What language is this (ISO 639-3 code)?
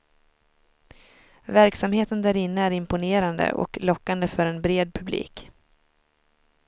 swe